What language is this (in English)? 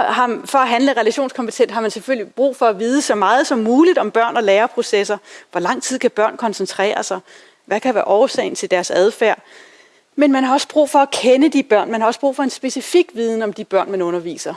Danish